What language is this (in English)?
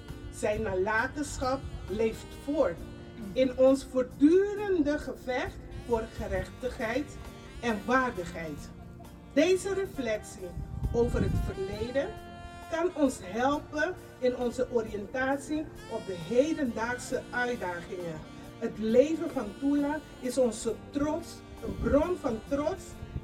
Dutch